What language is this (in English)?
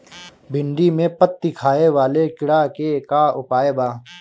Bhojpuri